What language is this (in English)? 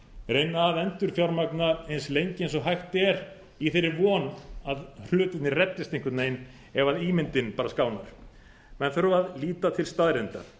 Icelandic